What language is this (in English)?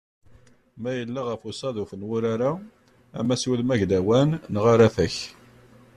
Kabyle